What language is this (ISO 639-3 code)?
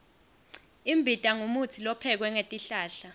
ssw